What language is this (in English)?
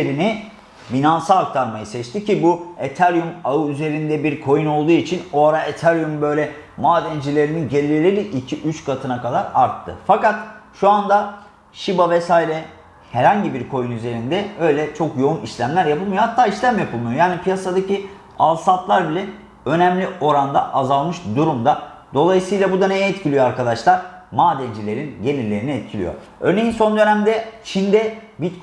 Turkish